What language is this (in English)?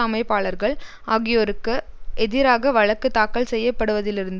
Tamil